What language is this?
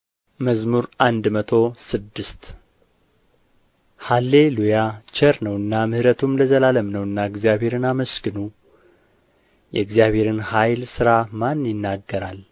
Amharic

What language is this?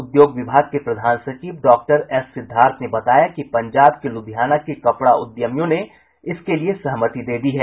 Hindi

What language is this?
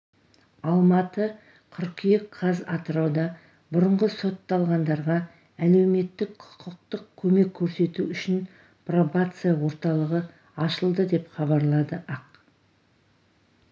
Kazakh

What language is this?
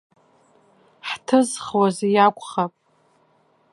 Abkhazian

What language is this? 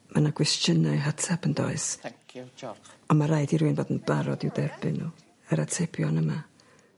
Welsh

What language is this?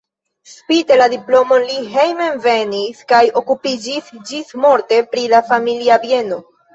Esperanto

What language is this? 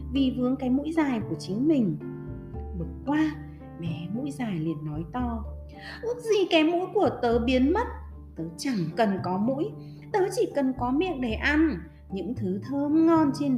Vietnamese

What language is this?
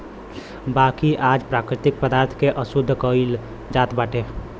Bhojpuri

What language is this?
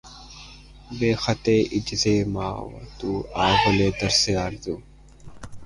Urdu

